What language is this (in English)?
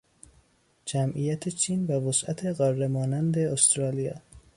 Persian